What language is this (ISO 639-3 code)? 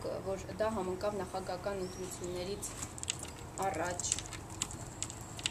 ron